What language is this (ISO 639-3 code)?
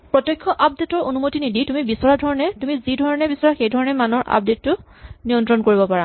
asm